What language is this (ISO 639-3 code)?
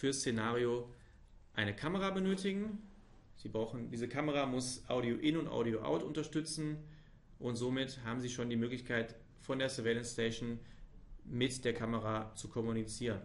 deu